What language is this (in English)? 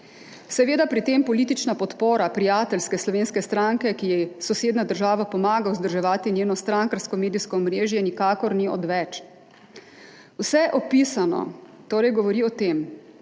Slovenian